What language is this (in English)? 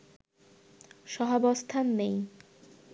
Bangla